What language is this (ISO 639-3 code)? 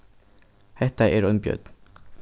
fao